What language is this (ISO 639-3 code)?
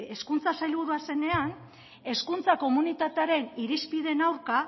eus